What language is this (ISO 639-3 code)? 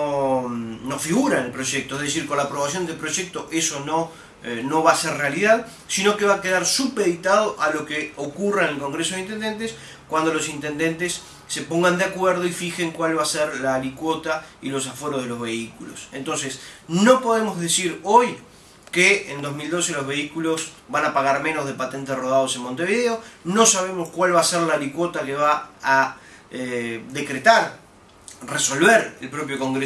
spa